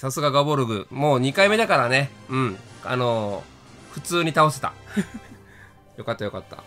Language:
Japanese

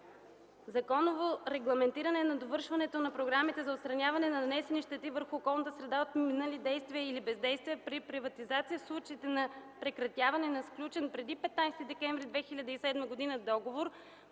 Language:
Bulgarian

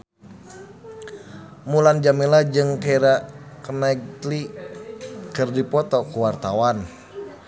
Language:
Sundanese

